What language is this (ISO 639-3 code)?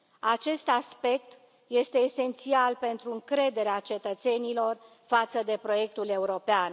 ron